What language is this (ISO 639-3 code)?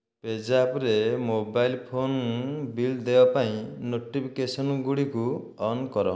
ori